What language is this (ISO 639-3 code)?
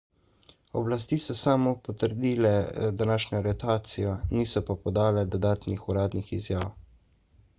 slv